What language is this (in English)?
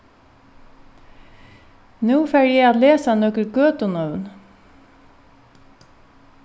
Faroese